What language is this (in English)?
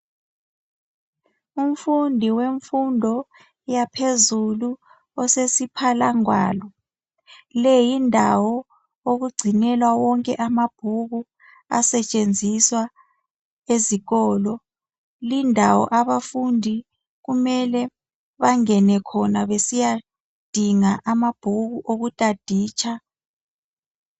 North Ndebele